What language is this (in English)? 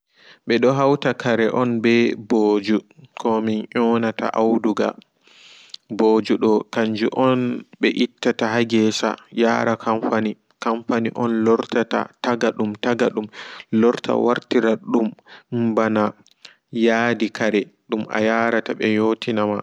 Fula